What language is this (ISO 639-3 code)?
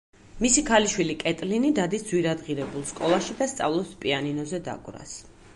kat